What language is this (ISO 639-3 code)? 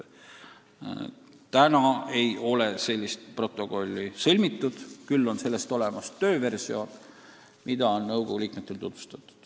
est